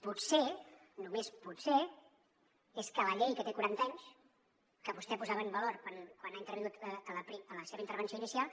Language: Catalan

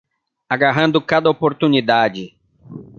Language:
Portuguese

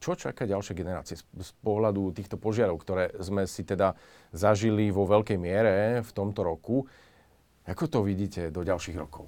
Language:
Slovak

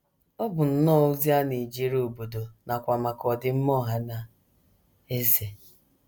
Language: Igbo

